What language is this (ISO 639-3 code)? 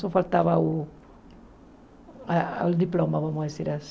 por